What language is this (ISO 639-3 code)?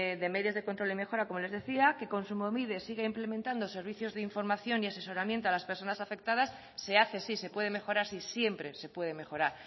spa